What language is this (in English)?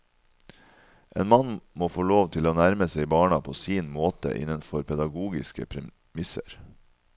Norwegian